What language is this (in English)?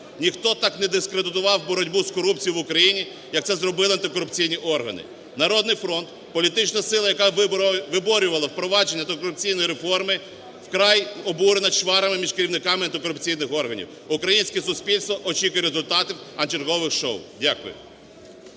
Ukrainian